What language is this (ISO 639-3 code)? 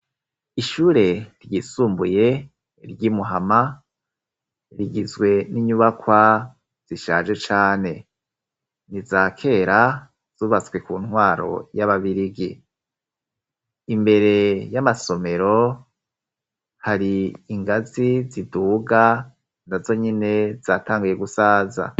run